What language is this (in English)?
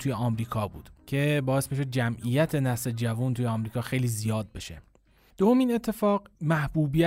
Persian